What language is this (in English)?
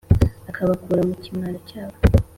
Kinyarwanda